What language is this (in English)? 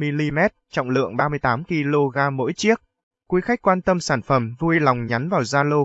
Vietnamese